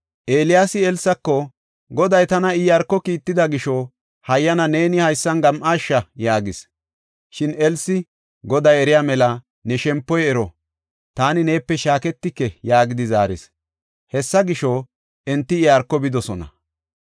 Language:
Gofa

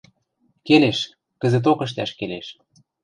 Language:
Western Mari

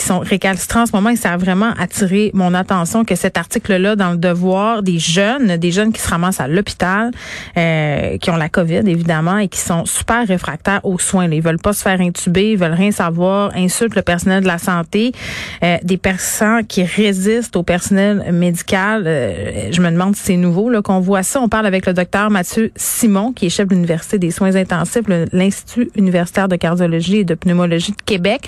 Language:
French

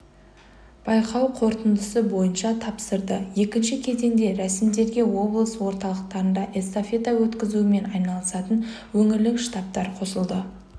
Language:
Kazakh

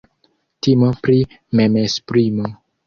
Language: Esperanto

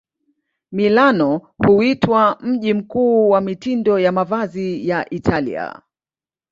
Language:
Swahili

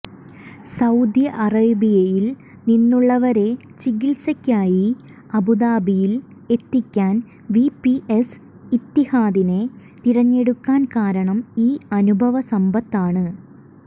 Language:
Malayalam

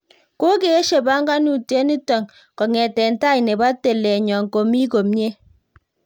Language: Kalenjin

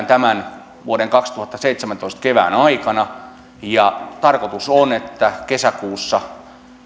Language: Finnish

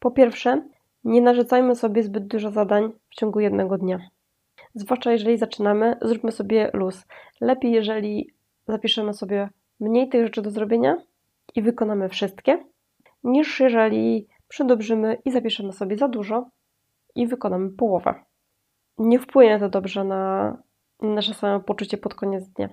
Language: Polish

